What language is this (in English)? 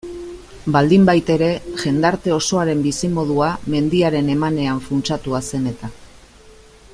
Basque